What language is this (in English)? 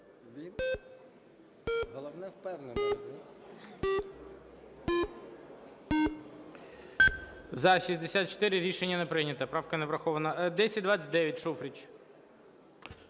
Ukrainian